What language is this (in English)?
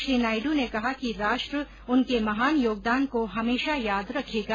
Hindi